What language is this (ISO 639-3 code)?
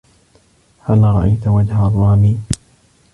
ara